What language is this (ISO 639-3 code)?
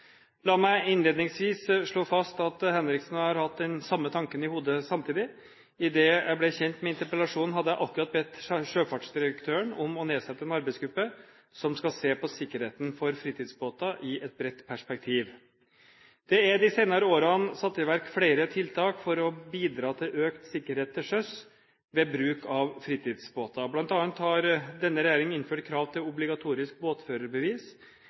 nob